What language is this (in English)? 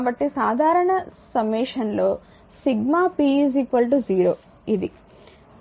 Telugu